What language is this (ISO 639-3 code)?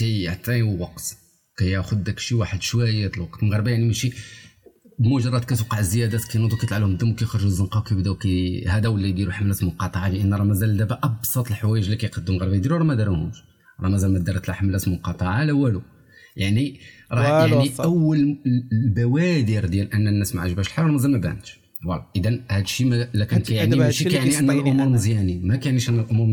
ara